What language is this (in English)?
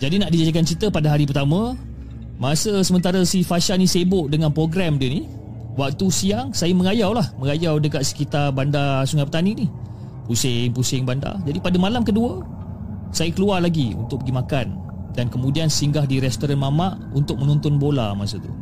Malay